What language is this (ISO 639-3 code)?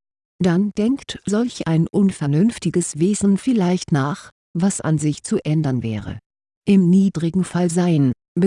deu